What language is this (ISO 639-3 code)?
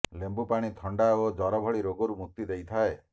ori